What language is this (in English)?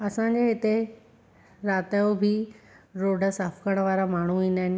Sindhi